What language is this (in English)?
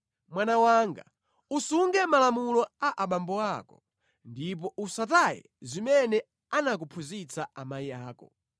Nyanja